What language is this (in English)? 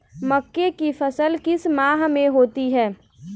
Hindi